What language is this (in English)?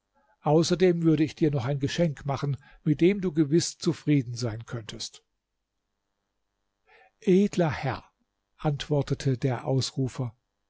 German